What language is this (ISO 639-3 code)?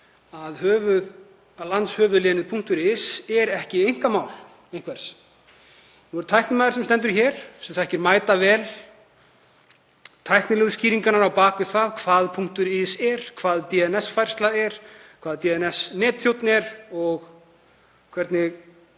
isl